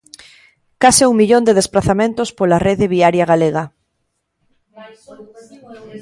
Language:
Galician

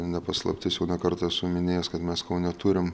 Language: Lithuanian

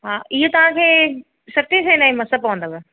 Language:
Sindhi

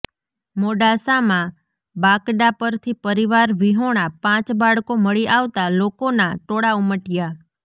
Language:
Gujarati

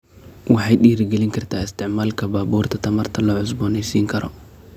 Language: Somali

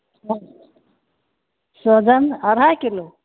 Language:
Maithili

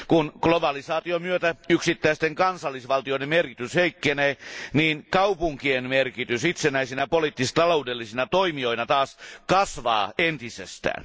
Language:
Finnish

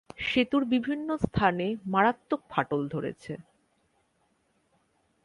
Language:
Bangla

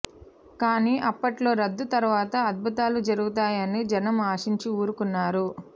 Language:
Telugu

